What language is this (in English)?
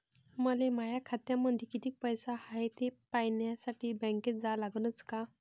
Marathi